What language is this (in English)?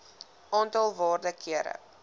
Afrikaans